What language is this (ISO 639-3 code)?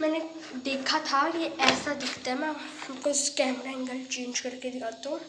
hin